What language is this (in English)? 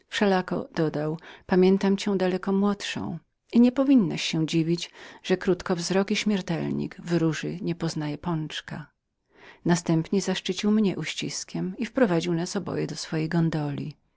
Polish